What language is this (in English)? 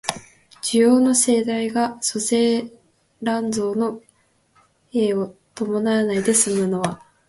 Japanese